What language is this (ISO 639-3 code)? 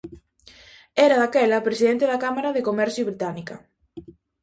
glg